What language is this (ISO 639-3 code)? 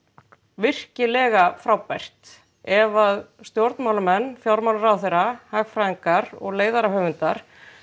isl